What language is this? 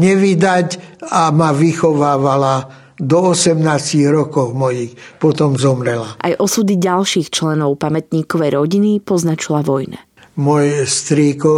Slovak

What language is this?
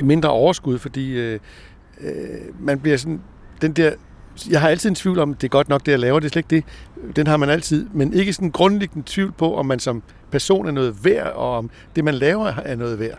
Danish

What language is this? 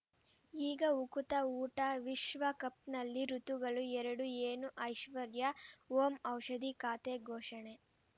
Kannada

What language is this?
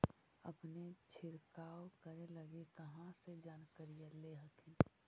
Magahi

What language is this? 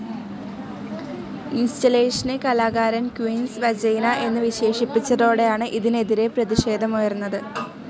Malayalam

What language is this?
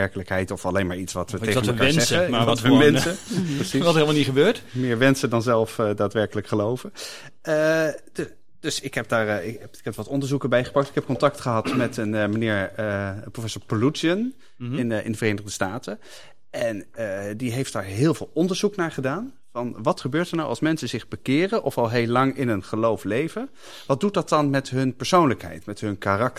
Dutch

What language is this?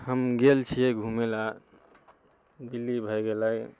Maithili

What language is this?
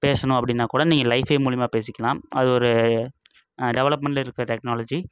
Tamil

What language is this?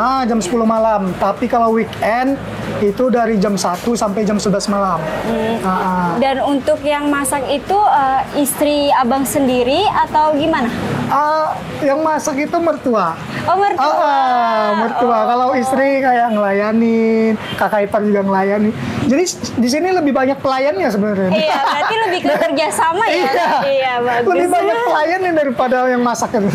Indonesian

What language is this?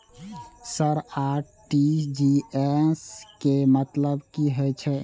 Maithili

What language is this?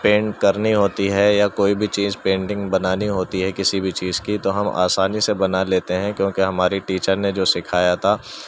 Urdu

